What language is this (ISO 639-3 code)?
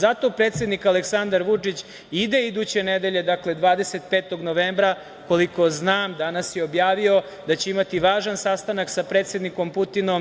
srp